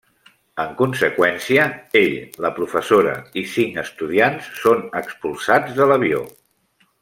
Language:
Catalan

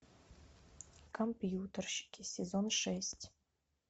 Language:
Russian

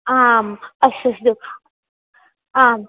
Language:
Sanskrit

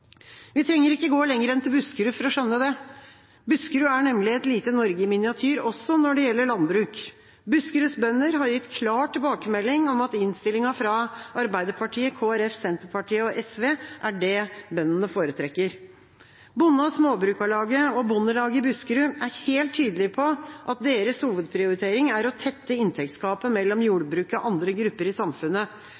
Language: Norwegian Bokmål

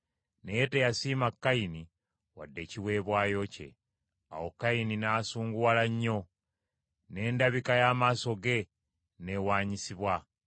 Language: Ganda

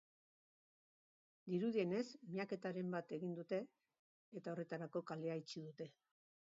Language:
Basque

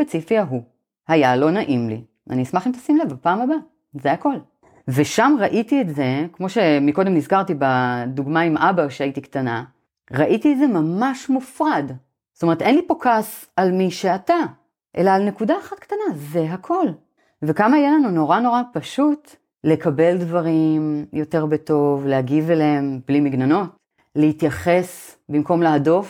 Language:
Hebrew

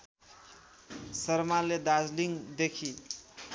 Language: Nepali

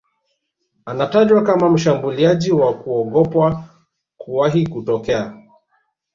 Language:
Swahili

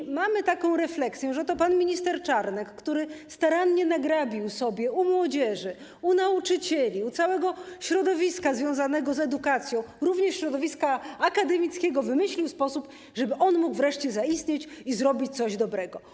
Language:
Polish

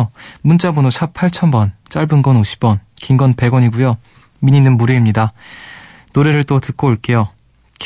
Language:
Korean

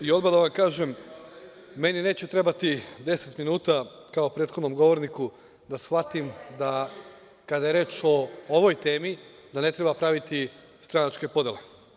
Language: Serbian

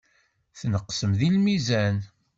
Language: Kabyle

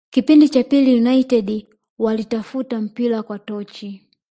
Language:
Swahili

